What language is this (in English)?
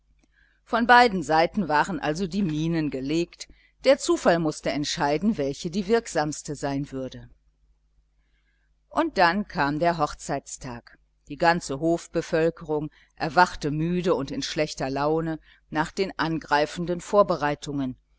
German